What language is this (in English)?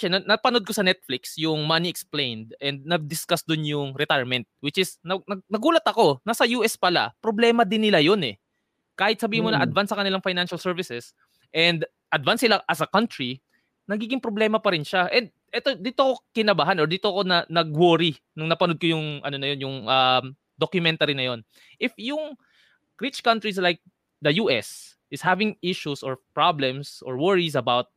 Filipino